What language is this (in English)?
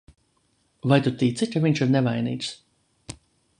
Latvian